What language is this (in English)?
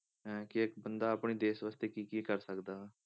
Punjabi